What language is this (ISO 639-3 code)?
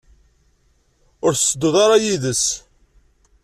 kab